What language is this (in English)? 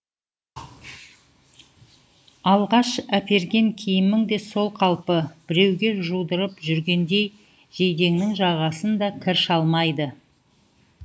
Kazakh